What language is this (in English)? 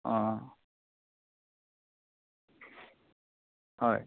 Assamese